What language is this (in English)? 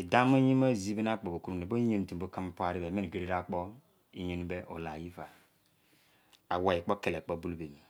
Izon